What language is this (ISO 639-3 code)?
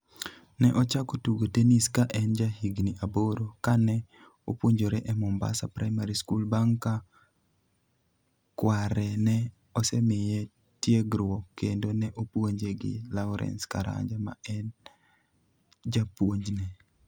luo